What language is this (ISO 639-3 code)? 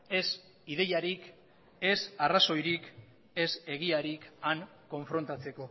eus